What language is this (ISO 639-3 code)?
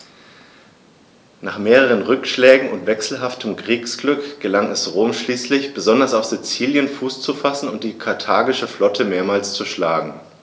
deu